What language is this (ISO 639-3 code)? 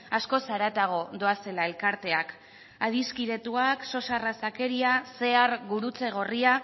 eus